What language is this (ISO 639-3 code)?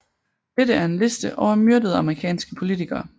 dan